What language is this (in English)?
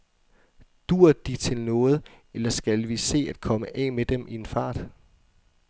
Danish